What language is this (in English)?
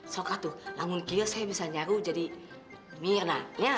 Indonesian